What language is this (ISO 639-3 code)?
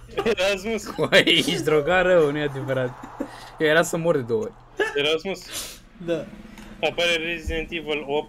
ron